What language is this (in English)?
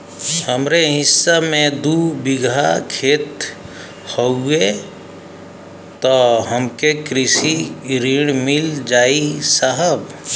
Bhojpuri